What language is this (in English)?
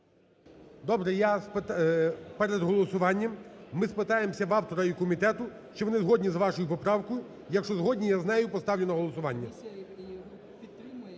Ukrainian